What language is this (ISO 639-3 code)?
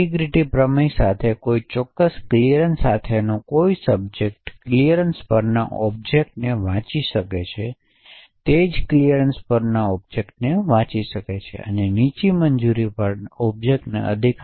guj